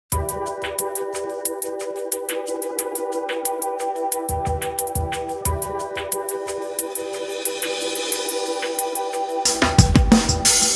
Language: Spanish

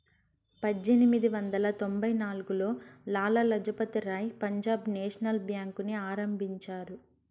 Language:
Telugu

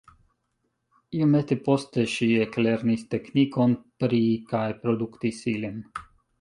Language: Esperanto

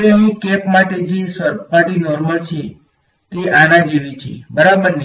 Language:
Gujarati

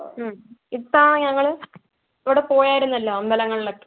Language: Malayalam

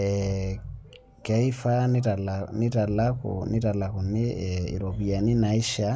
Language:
Masai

